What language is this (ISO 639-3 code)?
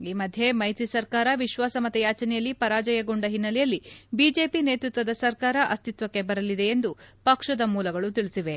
kan